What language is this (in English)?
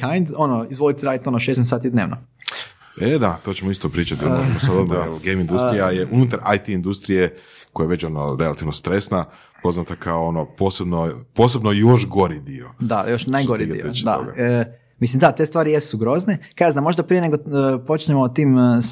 Croatian